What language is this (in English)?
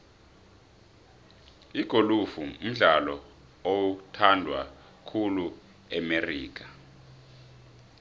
South Ndebele